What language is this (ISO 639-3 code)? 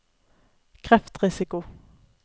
nor